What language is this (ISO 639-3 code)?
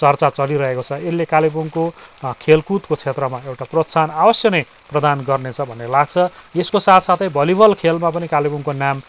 nep